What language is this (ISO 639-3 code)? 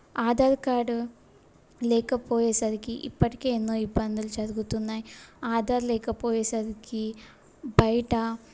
tel